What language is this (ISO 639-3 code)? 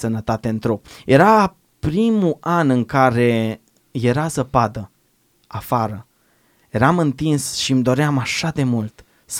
ron